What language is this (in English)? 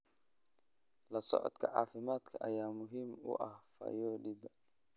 Somali